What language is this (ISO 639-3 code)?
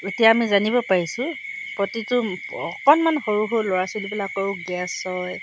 asm